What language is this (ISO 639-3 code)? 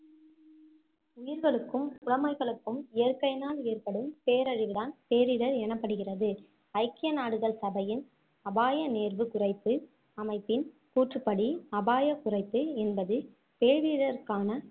tam